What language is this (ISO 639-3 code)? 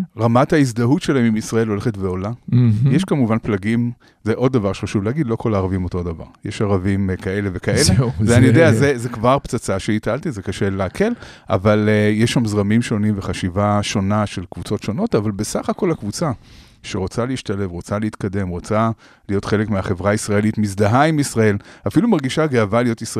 heb